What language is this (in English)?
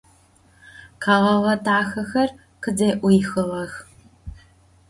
Adyghe